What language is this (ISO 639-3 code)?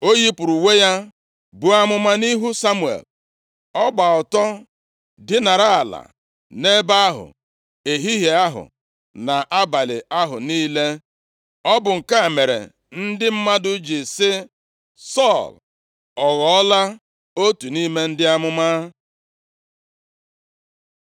ibo